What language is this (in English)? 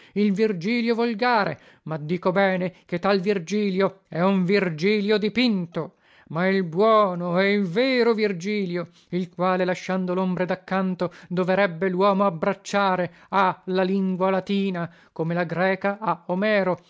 Italian